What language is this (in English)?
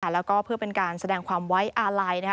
Thai